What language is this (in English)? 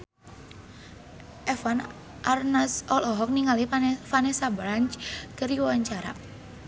Sundanese